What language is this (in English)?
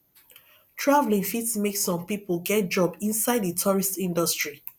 Nigerian Pidgin